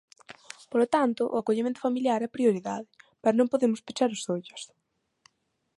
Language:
Galician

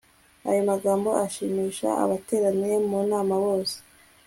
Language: Kinyarwanda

